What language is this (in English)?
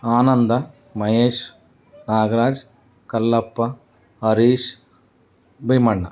Kannada